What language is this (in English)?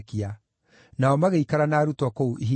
Kikuyu